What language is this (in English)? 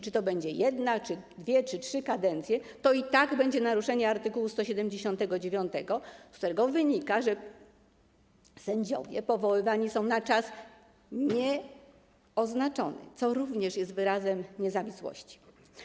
Polish